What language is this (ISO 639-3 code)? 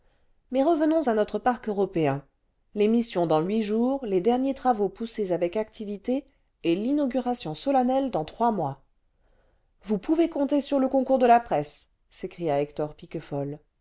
fra